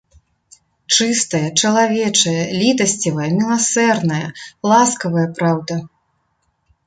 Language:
Belarusian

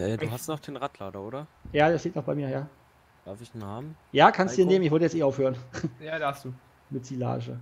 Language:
German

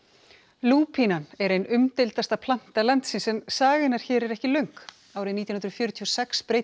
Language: Icelandic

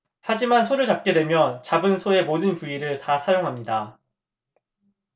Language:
Korean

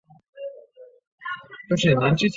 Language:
Chinese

